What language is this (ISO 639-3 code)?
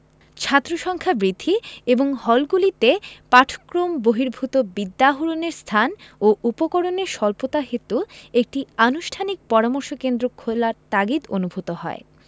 ben